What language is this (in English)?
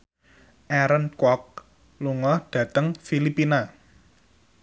Javanese